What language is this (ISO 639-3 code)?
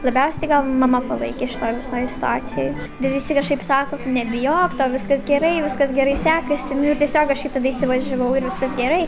lit